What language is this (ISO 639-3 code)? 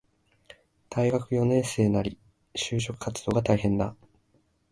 jpn